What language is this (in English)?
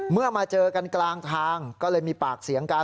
Thai